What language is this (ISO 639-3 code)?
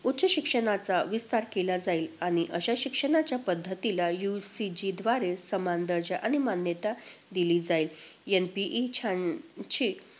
mar